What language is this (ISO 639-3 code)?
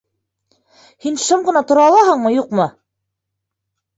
bak